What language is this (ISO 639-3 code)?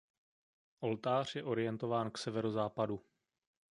ces